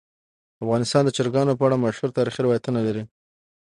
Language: Pashto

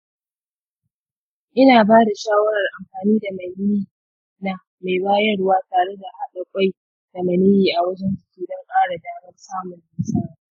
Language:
Hausa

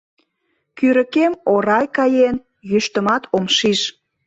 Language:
Mari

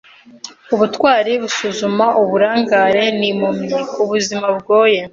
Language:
Kinyarwanda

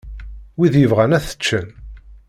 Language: Kabyle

